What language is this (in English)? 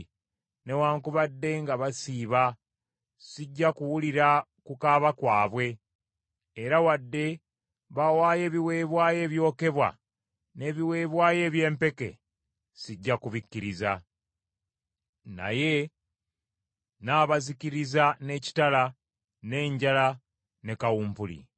Ganda